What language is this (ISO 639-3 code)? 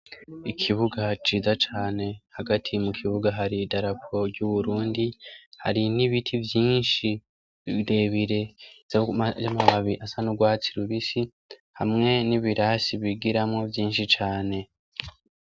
run